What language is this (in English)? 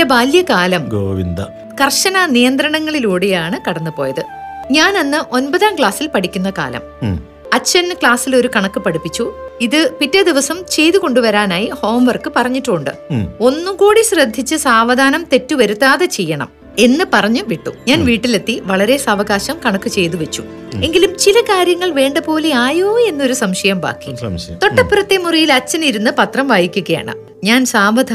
Malayalam